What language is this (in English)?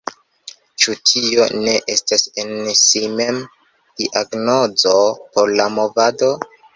Esperanto